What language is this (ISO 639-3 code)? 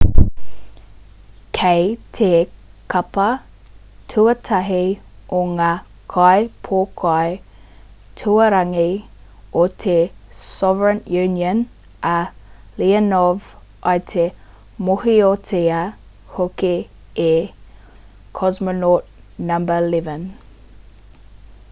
mri